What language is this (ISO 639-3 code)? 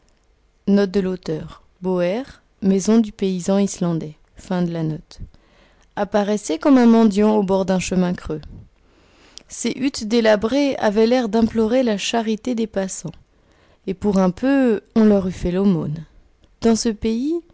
fra